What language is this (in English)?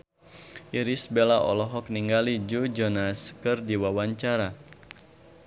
Sundanese